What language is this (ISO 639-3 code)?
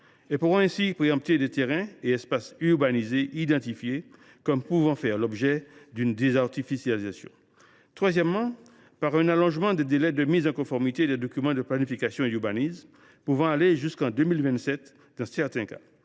fra